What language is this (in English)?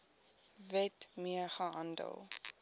Afrikaans